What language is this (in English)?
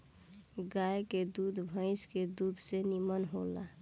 Bhojpuri